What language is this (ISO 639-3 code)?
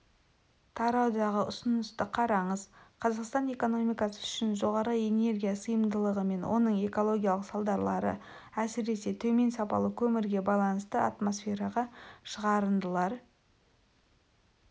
kaz